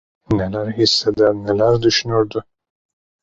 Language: Turkish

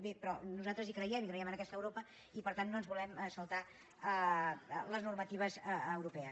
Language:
Catalan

